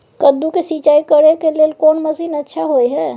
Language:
Maithili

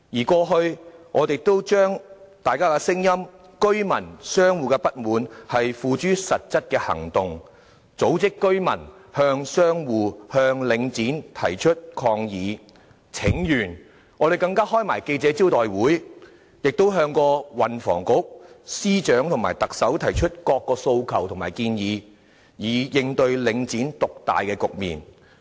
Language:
Cantonese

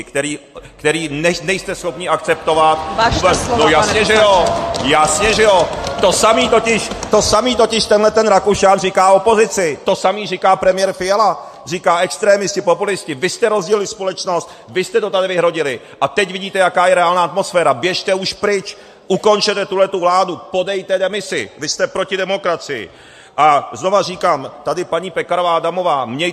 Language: Czech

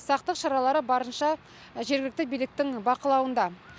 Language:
Kazakh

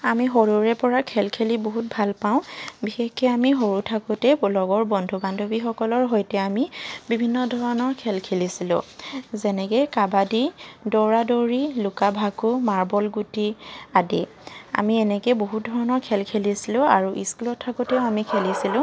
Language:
Assamese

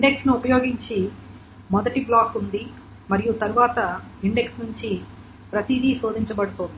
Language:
Telugu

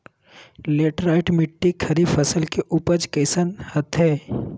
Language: Magahi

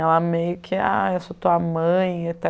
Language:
Portuguese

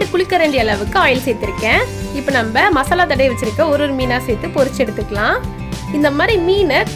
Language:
Arabic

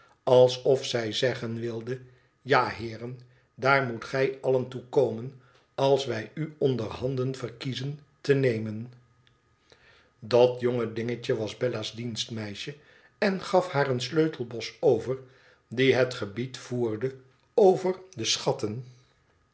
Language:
Dutch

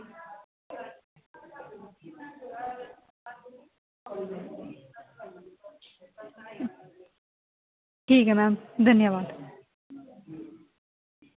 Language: Dogri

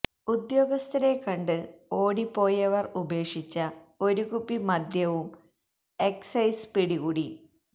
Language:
Malayalam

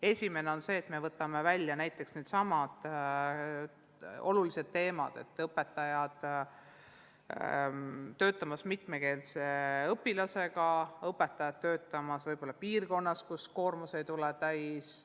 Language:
Estonian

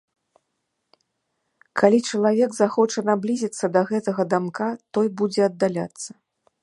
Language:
Belarusian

